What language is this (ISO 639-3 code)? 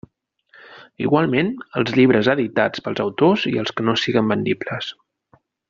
cat